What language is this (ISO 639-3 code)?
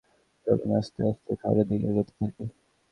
ben